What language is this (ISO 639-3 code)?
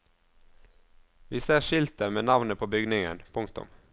nor